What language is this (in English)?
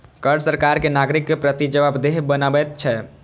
Maithili